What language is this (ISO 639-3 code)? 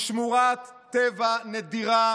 heb